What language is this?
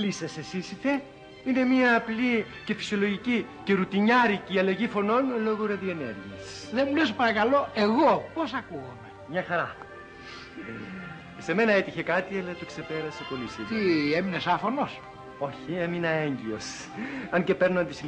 Greek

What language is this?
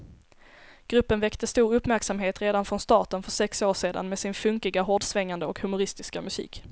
Swedish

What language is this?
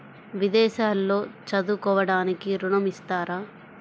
Telugu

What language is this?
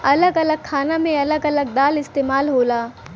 Bhojpuri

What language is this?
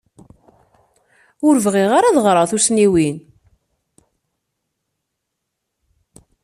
Kabyle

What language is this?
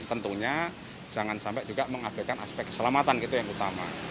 Indonesian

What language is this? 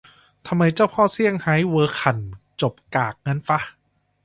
Thai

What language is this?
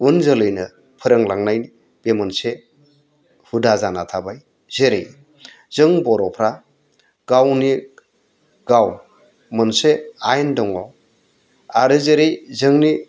Bodo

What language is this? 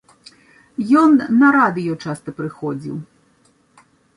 Belarusian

